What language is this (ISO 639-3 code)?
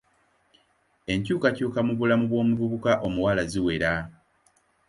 lug